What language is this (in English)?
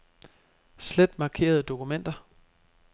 Danish